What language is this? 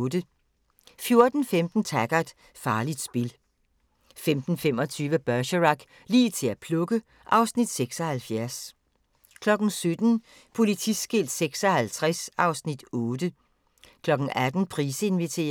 Danish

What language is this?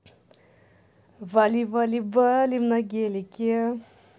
Russian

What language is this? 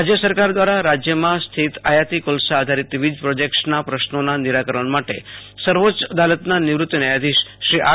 Gujarati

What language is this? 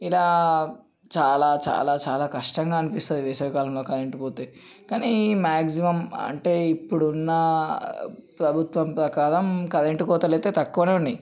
Telugu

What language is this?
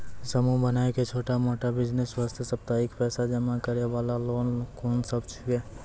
Maithili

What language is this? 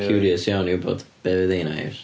Welsh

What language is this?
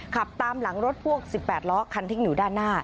Thai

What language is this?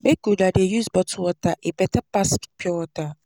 Nigerian Pidgin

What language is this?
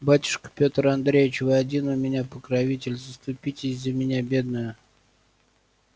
Russian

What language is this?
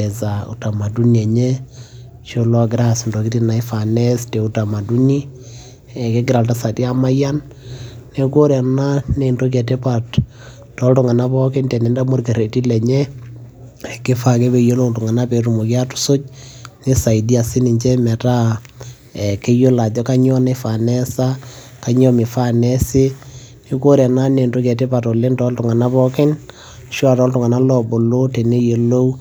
Masai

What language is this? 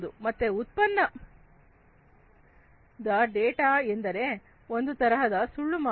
Kannada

